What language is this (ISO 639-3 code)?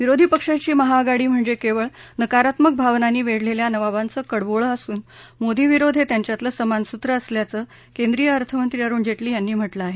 mar